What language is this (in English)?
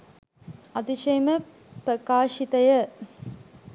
Sinhala